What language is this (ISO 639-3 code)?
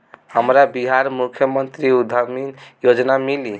bho